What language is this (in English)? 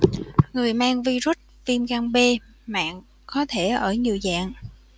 Vietnamese